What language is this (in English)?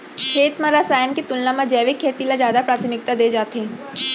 Chhattisgarhi